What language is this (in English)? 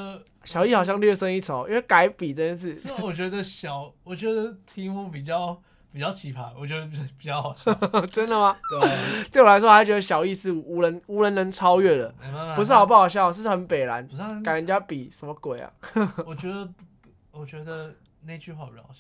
Chinese